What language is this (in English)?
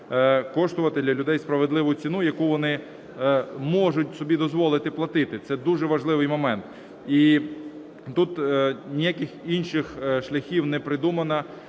Ukrainian